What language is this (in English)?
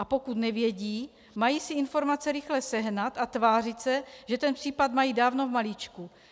Czech